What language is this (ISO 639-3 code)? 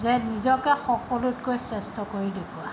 asm